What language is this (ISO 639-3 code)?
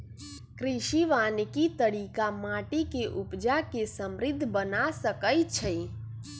mag